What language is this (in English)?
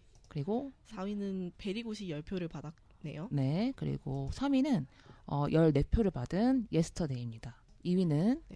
Korean